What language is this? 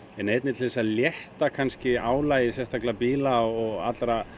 Icelandic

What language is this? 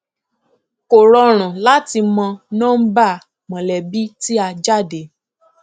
Yoruba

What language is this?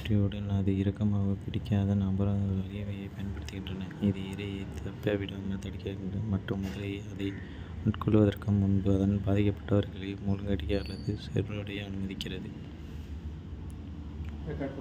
Kota (India)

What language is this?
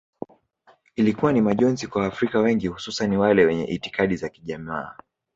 Swahili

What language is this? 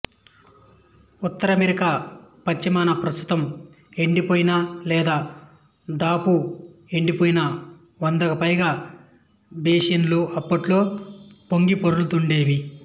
Telugu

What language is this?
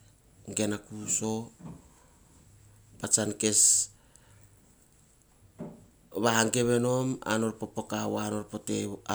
Hahon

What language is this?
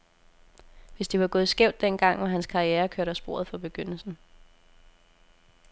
Danish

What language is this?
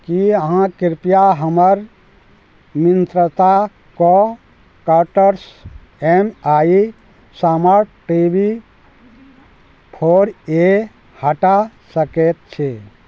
Maithili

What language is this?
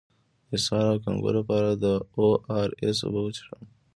Pashto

